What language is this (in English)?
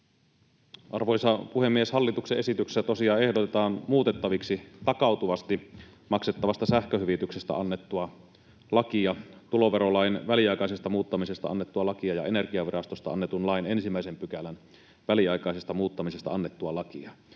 Finnish